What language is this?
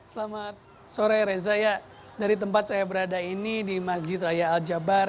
Indonesian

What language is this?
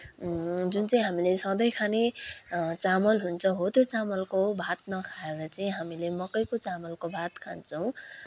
Nepali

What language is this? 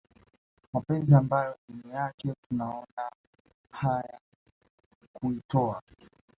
Swahili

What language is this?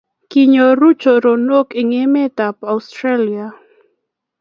Kalenjin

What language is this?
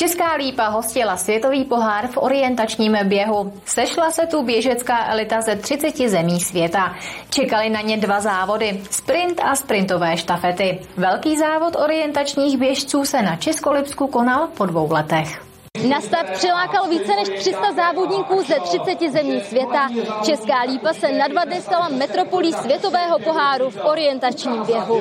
Czech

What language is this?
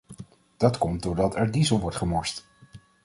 Dutch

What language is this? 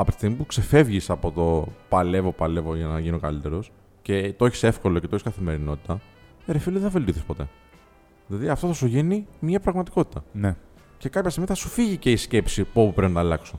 Greek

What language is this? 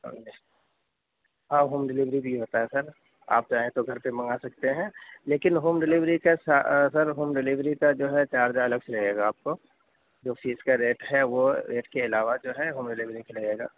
Urdu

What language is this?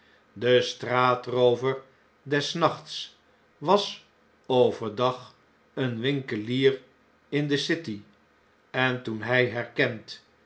Dutch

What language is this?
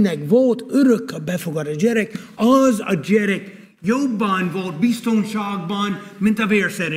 Hungarian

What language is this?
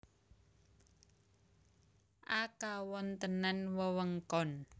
Javanese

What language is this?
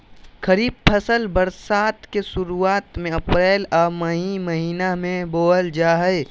Magahi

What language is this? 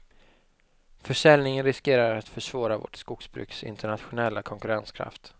Swedish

